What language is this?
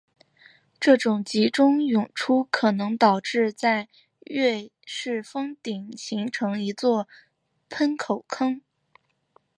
Chinese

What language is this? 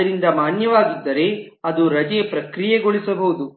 Kannada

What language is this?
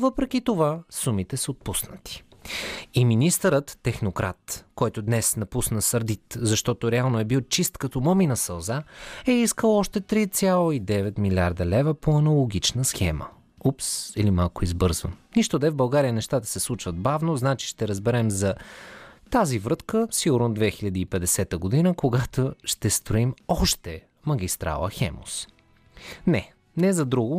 Bulgarian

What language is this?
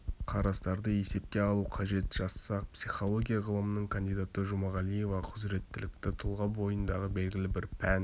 Kazakh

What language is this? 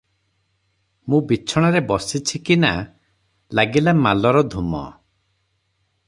Odia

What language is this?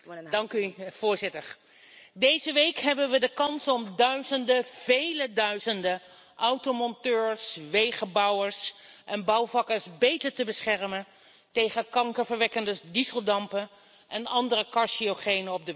Dutch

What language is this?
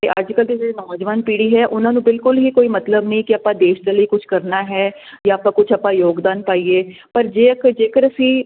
Punjabi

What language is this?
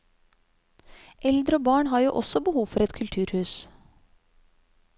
Norwegian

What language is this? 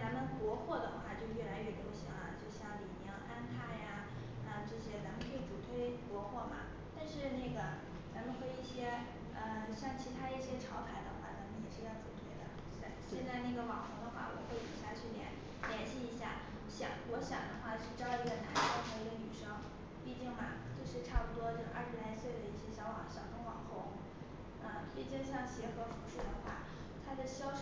Chinese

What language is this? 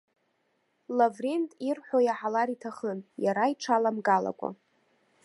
Abkhazian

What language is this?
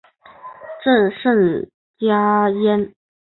Chinese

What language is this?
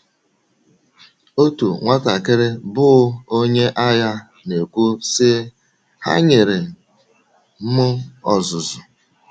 Igbo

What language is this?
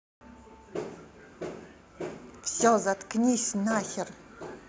Russian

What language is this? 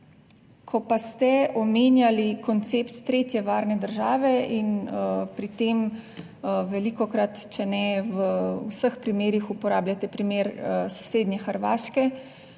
Slovenian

